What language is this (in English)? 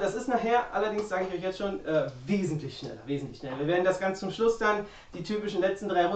German